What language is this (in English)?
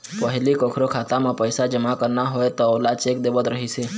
Chhattisgarhi